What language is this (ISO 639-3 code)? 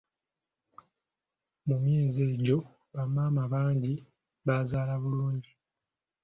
lug